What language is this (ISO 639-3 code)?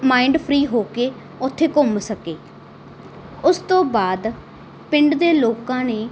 pan